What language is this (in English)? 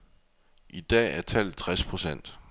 Danish